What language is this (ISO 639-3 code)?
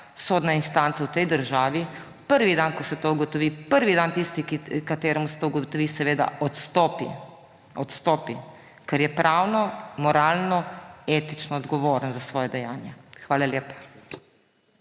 slv